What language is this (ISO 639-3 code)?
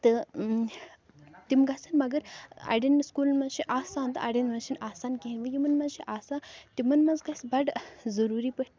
kas